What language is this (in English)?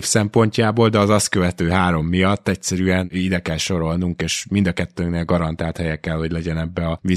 Hungarian